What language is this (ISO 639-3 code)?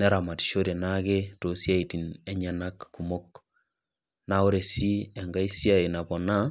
mas